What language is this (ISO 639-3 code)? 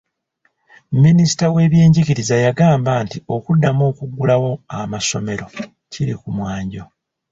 lug